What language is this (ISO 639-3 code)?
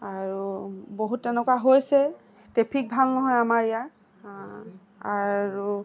asm